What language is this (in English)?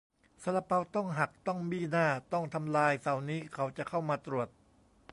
Thai